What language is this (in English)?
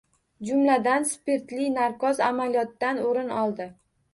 Uzbek